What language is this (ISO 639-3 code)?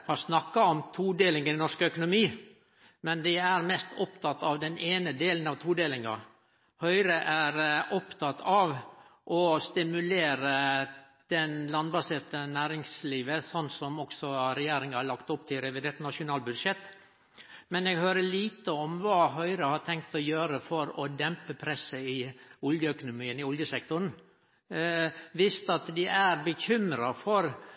nno